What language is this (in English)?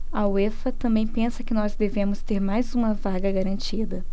Portuguese